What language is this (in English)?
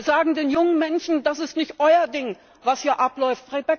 German